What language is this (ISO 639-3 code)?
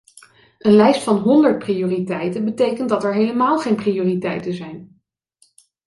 nld